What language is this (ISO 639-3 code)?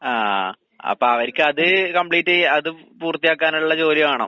mal